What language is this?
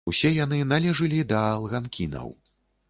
Belarusian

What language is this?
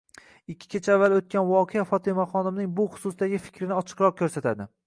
Uzbek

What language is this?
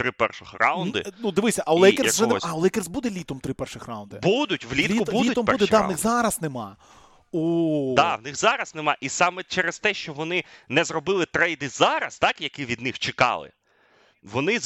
Ukrainian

